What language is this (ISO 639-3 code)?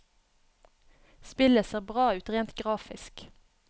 nor